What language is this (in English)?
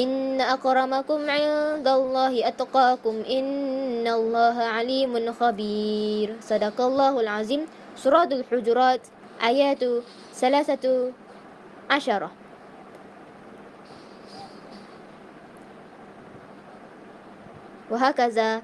Malay